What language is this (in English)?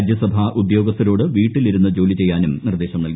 Malayalam